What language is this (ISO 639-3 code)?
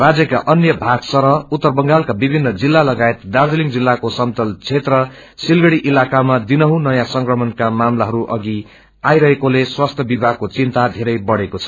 nep